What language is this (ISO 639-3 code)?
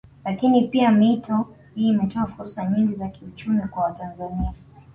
swa